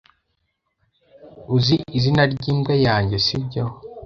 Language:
Kinyarwanda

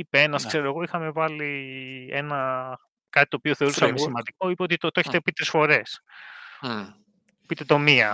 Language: Greek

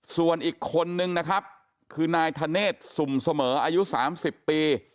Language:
Thai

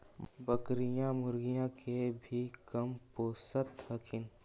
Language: Magahi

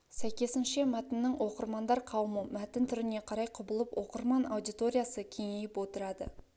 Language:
Kazakh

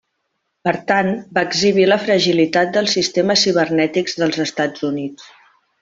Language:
Catalan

